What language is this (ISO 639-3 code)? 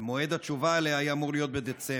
heb